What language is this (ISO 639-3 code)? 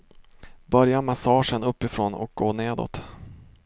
swe